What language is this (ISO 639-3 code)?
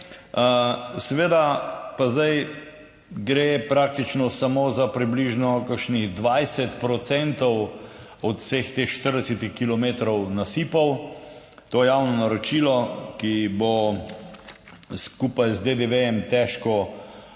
slv